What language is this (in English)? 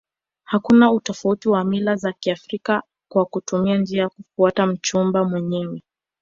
Swahili